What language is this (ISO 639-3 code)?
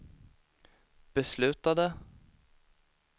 swe